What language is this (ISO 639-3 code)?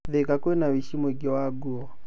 kik